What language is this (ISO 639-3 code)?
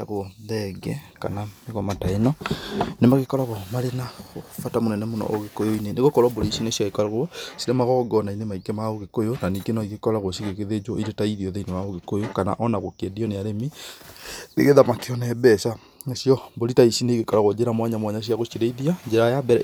kik